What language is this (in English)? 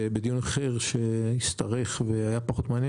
Hebrew